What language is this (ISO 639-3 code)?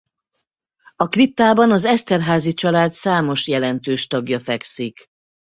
hun